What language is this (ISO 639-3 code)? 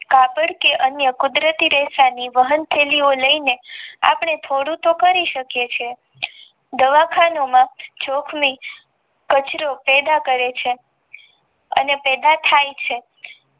guj